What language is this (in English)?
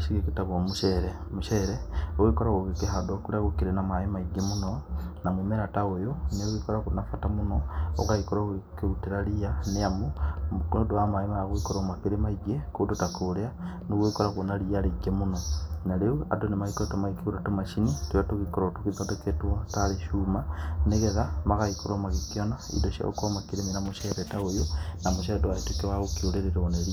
Kikuyu